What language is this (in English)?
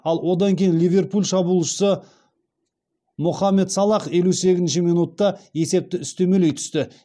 Kazakh